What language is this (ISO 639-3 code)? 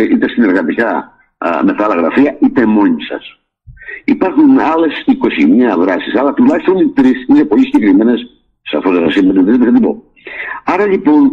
ell